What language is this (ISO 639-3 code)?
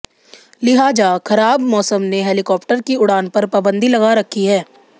hin